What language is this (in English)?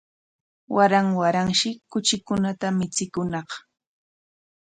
Corongo Ancash Quechua